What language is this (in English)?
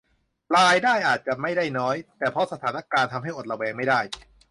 Thai